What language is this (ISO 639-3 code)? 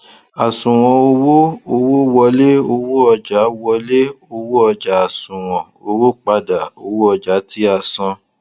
yor